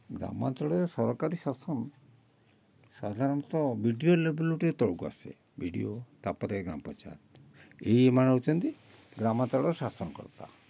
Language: Odia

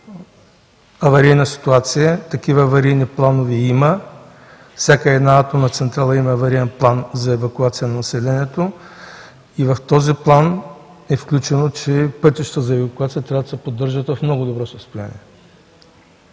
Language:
Bulgarian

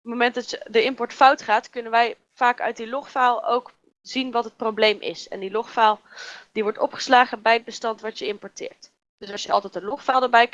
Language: Dutch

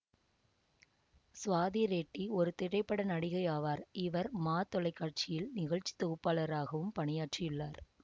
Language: Tamil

